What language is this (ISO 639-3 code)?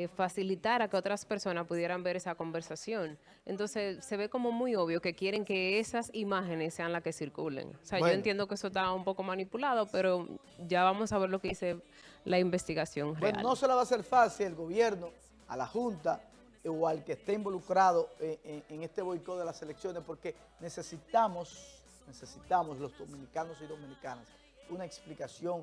spa